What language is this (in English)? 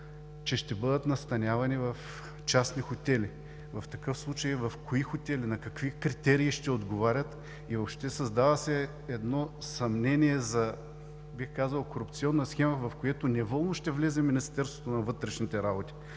Bulgarian